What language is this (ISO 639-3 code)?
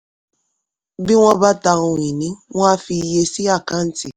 yor